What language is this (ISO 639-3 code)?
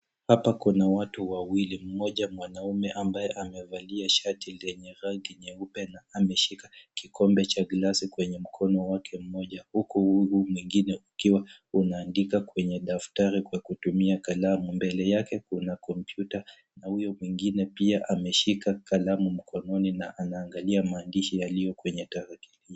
swa